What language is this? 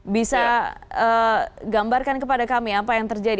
Indonesian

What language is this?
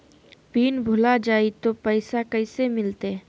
Magahi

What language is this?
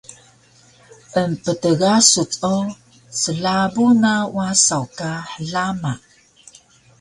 Taroko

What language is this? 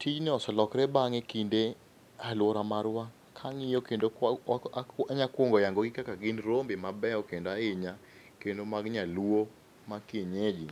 Luo (Kenya and Tanzania)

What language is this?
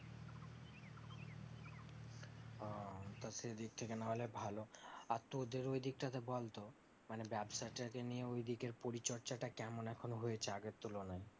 Bangla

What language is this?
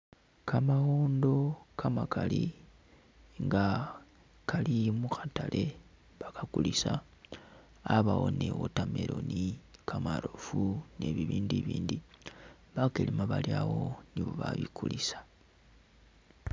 Masaaba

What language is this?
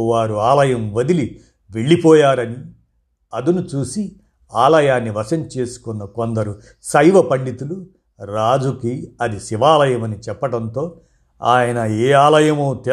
Telugu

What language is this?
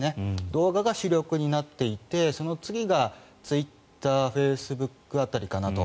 Japanese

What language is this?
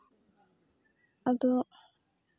Santali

